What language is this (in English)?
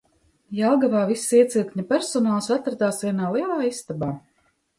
Latvian